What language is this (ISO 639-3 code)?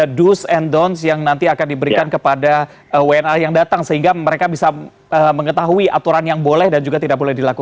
ind